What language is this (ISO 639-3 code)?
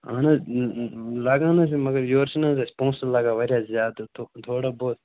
kas